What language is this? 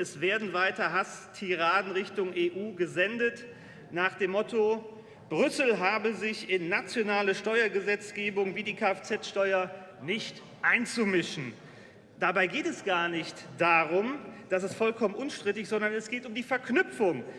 German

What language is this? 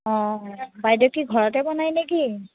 Assamese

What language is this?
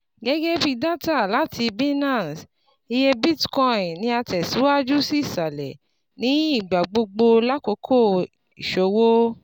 Yoruba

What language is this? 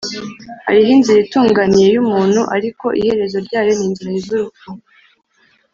Kinyarwanda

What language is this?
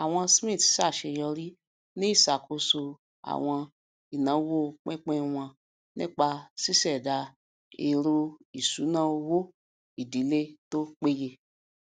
Yoruba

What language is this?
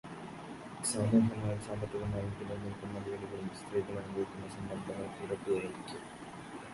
Malayalam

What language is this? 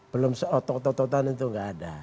Indonesian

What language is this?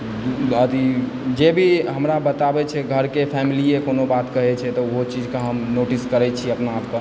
Maithili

